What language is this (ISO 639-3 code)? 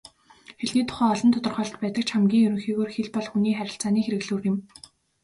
mon